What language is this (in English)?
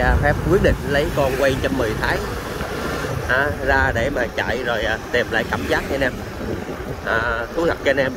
Vietnamese